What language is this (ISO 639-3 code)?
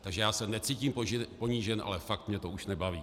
ces